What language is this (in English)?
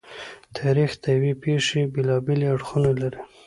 Pashto